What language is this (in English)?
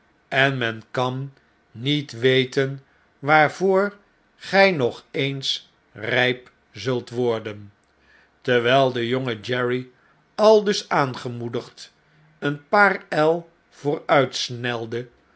Dutch